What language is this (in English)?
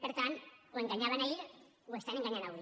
Catalan